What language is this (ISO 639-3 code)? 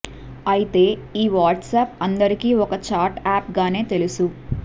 tel